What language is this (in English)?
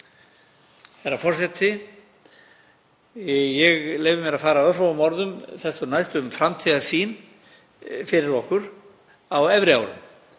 Icelandic